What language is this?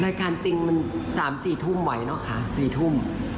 Thai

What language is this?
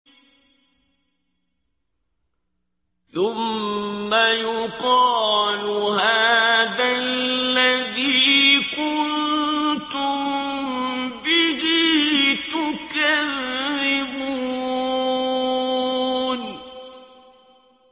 Arabic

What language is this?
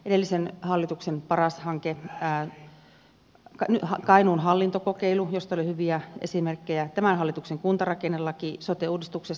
Finnish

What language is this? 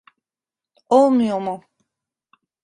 Turkish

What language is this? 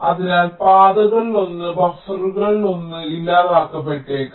Malayalam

